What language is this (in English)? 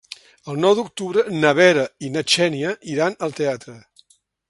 Catalan